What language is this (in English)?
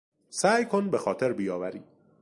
Persian